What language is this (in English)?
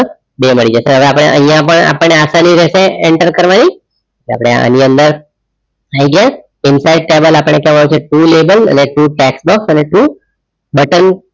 Gujarati